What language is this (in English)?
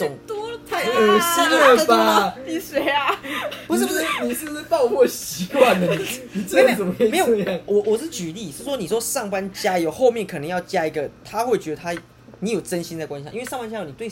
Chinese